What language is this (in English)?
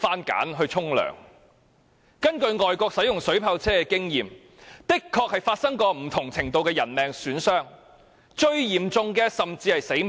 Cantonese